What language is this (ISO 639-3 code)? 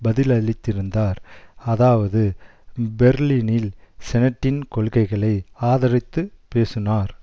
tam